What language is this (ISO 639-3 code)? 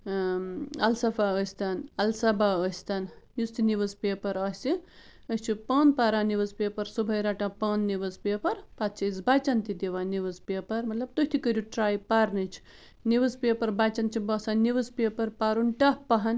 kas